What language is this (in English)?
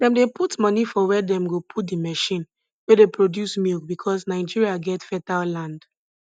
Nigerian Pidgin